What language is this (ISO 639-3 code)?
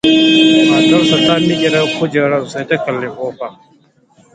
hau